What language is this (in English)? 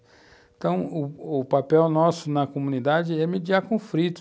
Portuguese